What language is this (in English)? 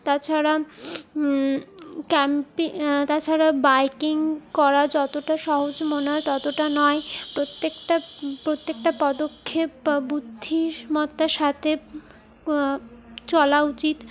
Bangla